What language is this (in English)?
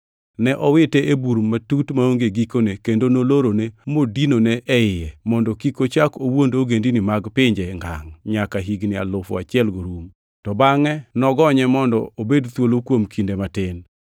Luo (Kenya and Tanzania)